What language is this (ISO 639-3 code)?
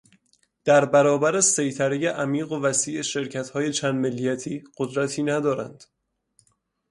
fas